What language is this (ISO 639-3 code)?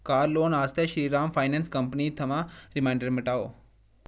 doi